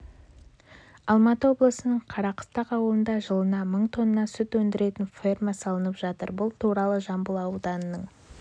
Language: Kazakh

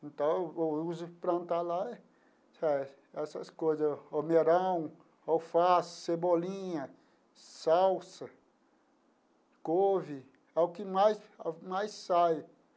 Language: Portuguese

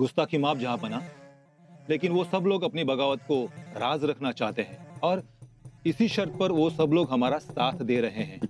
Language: Hindi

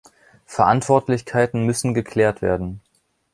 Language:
German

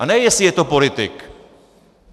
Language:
Czech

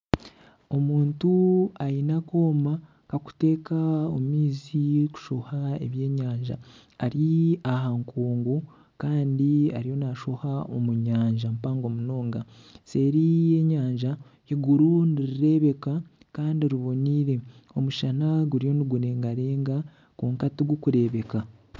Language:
Nyankole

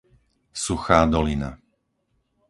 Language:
Slovak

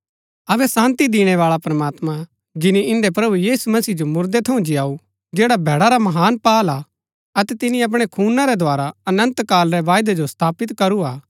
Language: Gaddi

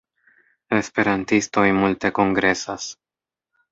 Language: Esperanto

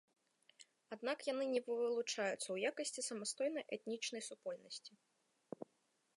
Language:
Belarusian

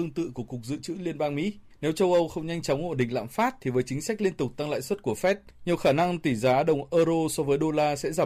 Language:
Vietnamese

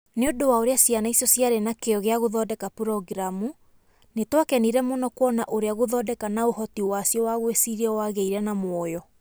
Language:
Kikuyu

